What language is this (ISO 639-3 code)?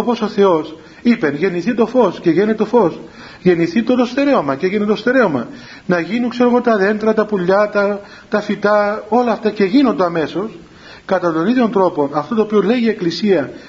ell